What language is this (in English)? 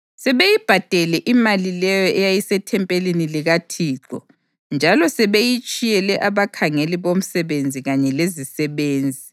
North Ndebele